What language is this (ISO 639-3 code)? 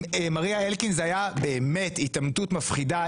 heb